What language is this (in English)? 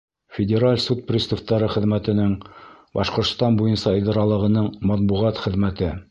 Bashkir